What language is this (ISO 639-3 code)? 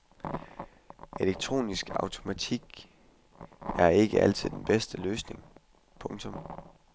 dan